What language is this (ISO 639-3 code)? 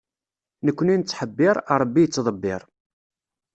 kab